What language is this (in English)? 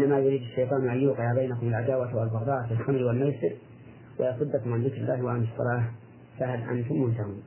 Arabic